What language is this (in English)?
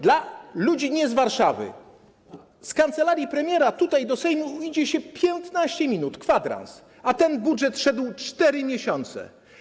Polish